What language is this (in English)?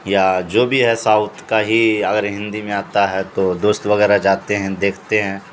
Urdu